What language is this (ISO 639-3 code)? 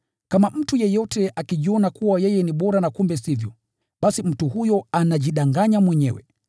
swa